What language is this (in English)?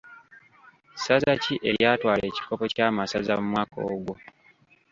Ganda